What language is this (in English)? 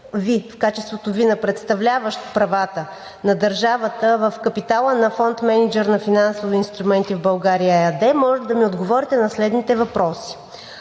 Bulgarian